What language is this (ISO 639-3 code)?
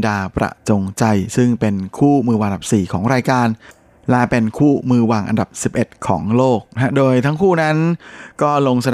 tha